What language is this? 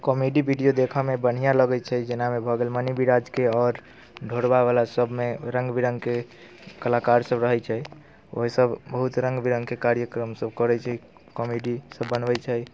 Maithili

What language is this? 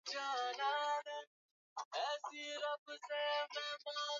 Swahili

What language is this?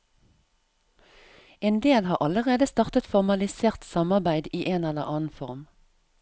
Norwegian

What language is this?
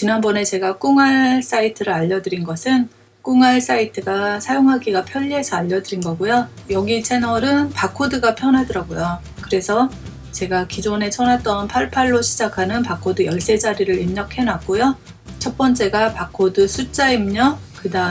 Korean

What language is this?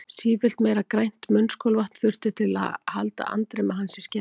Icelandic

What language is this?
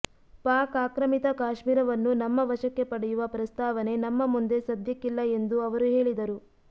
Kannada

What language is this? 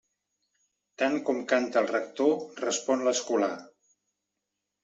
Catalan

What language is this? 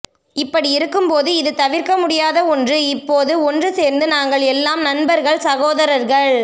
Tamil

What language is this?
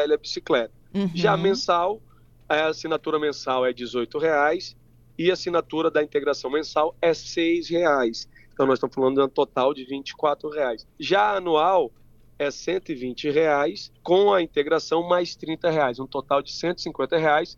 Portuguese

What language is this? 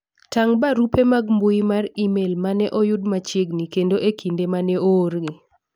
Luo (Kenya and Tanzania)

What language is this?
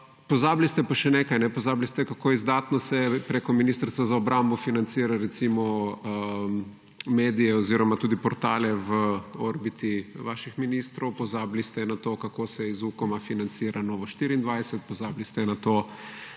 Slovenian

